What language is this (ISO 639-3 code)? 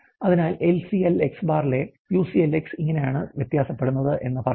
mal